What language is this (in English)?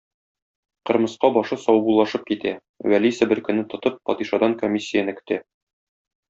Tatar